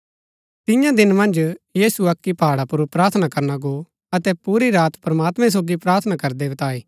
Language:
Gaddi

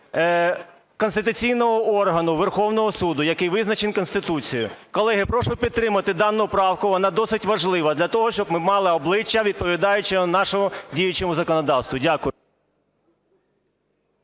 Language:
Ukrainian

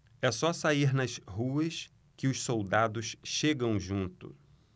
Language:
Portuguese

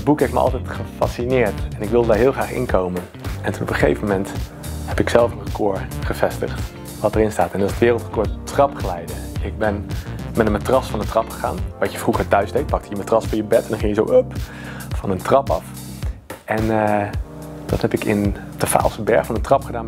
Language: Dutch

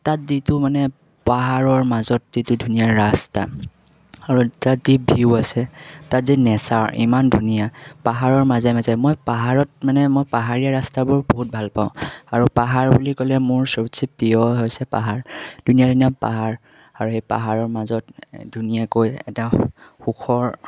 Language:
Assamese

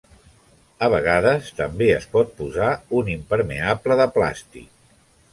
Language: Catalan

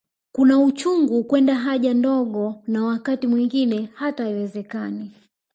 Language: Swahili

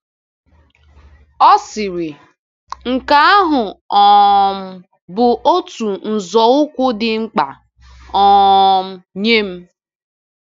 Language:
Igbo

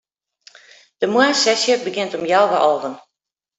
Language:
Western Frisian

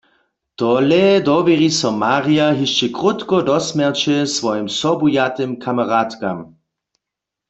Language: Upper Sorbian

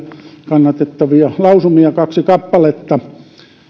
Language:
Finnish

